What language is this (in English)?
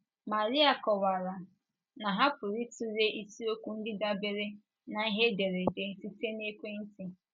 Igbo